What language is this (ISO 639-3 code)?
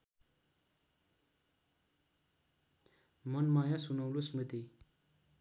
nep